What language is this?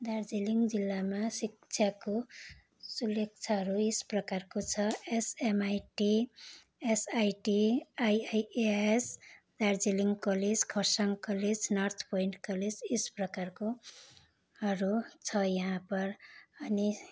Nepali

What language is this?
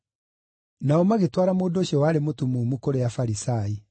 Kikuyu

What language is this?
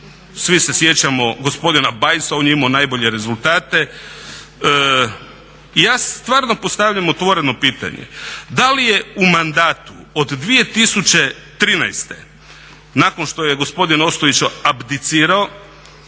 Croatian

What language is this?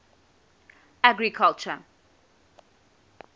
English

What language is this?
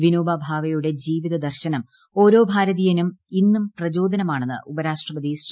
Malayalam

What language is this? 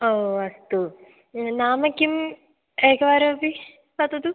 Sanskrit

